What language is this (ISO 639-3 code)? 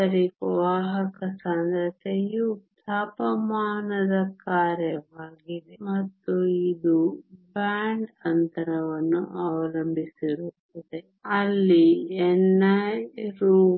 kan